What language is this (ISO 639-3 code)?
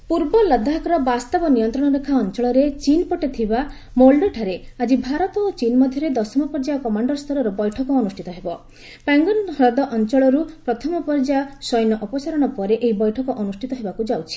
ori